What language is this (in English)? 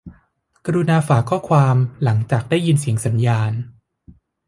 Thai